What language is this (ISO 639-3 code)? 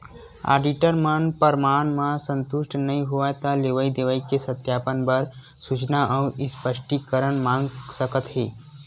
hne